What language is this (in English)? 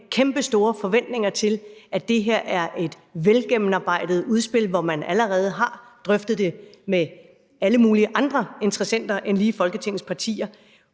Danish